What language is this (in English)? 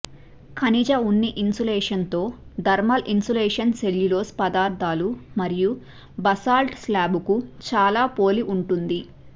Telugu